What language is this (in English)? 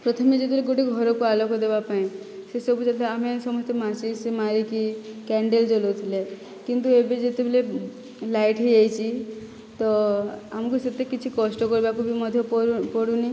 Odia